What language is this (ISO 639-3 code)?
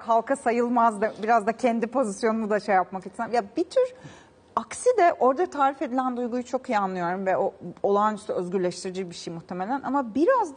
tur